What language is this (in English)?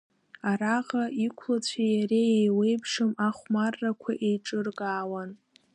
Abkhazian